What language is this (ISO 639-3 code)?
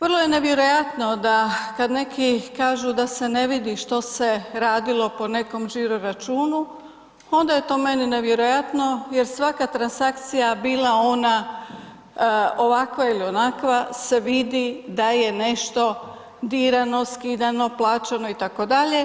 hrv